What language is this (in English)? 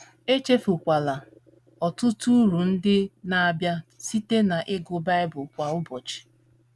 Igbo